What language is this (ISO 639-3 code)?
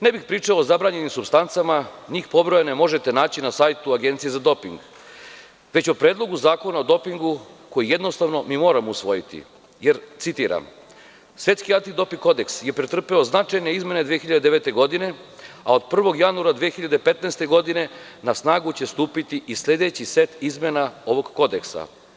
srp